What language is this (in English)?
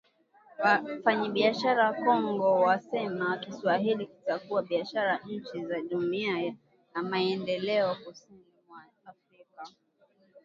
Swahili